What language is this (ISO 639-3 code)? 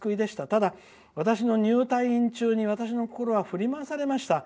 jpn